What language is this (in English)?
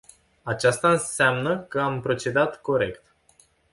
Romanian